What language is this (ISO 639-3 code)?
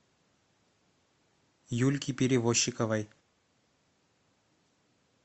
rus